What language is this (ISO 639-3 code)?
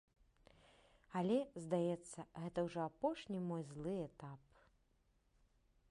bel